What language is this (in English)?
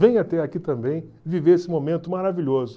Portuguese